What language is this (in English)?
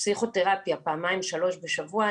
Hebrew